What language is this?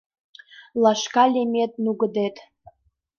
Mari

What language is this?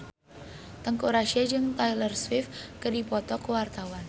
Sundanese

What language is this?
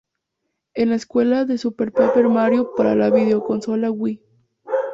Spanish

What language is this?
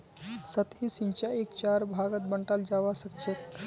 Magahi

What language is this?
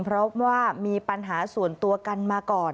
Thai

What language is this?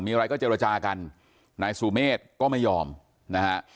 Thai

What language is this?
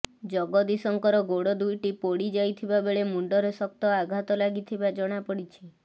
Odia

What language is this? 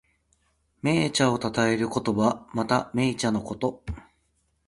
Japanese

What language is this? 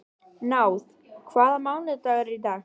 Icelandic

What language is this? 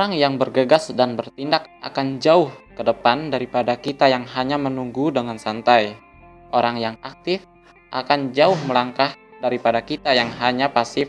Indonesian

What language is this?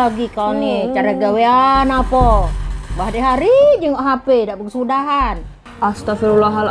Indonesian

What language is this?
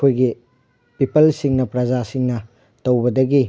Manipuri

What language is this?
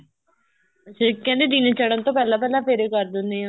Punjabi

